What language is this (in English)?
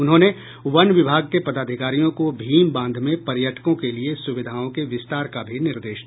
Hindi